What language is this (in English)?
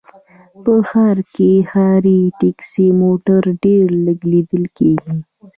Pashto